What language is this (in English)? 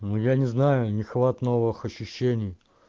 Russian